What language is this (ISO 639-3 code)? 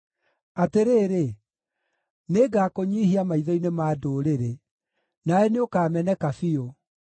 kik